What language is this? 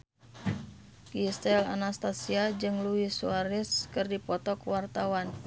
Sundanese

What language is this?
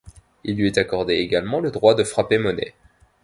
French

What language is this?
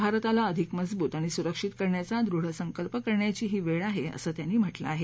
Marathi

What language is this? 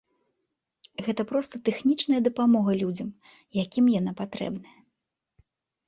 Belarusian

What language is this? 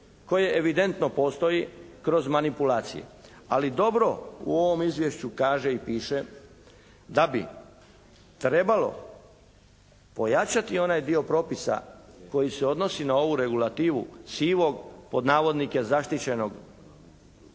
Croatian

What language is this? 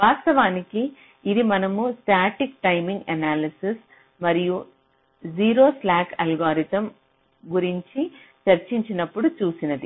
Telugu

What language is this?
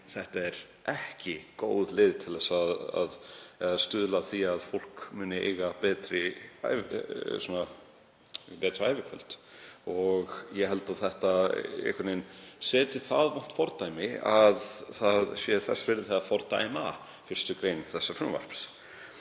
Icelandic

